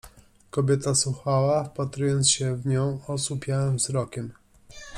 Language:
Polish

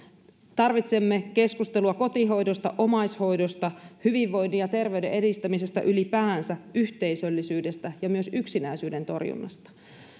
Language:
Finnish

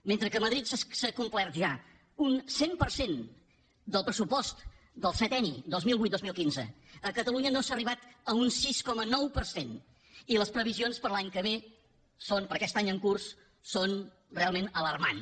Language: Catalan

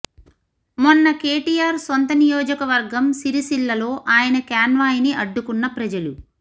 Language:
Telugu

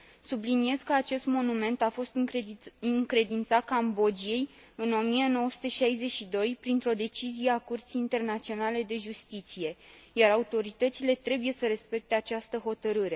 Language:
Romanian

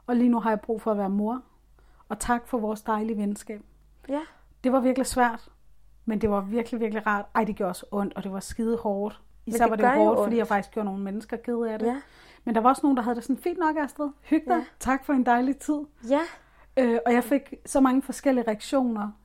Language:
Danish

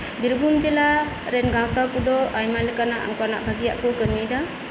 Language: Santali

